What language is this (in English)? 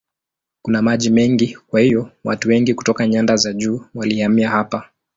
Swahili